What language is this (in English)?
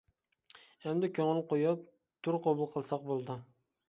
Uyghur